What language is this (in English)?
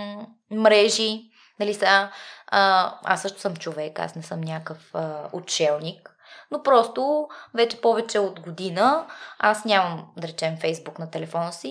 Bulgarian